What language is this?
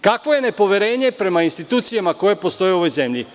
Serbian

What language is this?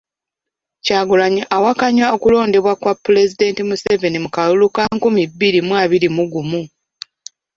Ganda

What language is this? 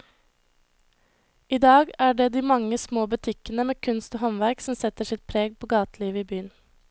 Norwegian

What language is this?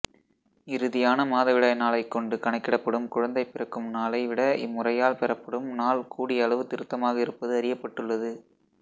Tamil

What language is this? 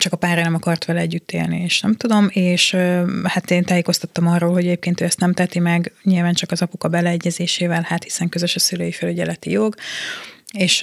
Hungarian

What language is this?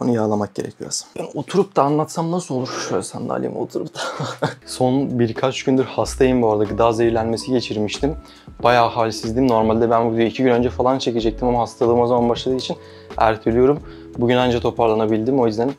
Turkish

